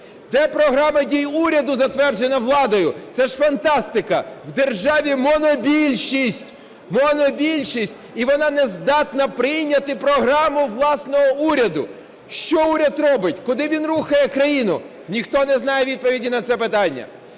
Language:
Ukrainian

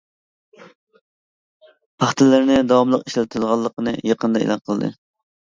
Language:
Uyghur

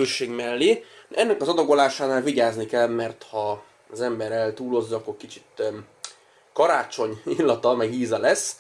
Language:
Hungarian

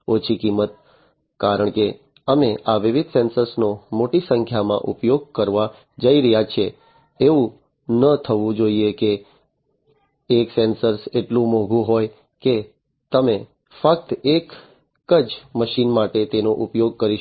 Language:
Gujarati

